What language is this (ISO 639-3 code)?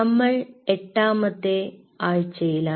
mal